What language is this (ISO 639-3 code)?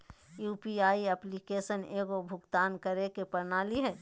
mag